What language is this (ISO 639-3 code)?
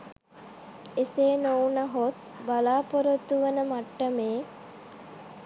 sin